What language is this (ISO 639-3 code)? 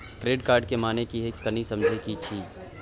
mai